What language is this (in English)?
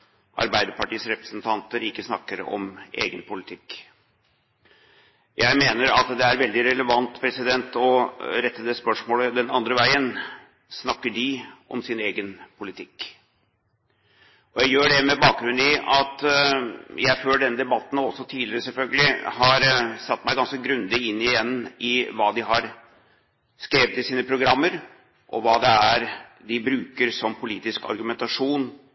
Norwegian Bokmål